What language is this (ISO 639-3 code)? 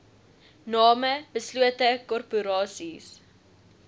afr